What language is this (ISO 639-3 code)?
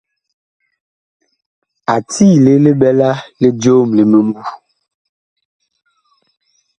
bkh